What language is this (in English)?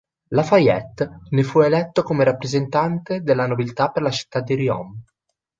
Italian